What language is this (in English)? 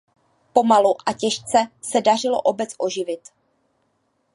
Czech